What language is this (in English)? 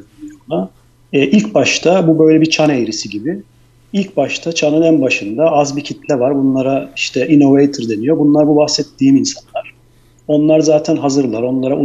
Turkish